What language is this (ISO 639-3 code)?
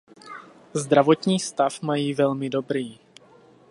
ces